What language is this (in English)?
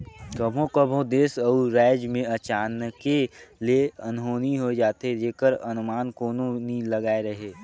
Chhattisgarhi